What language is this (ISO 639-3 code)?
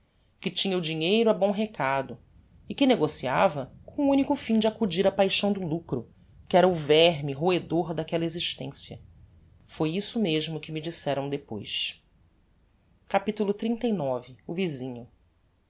por